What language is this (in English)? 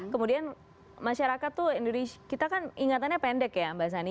Indonesian